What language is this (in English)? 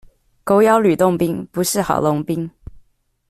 Chinese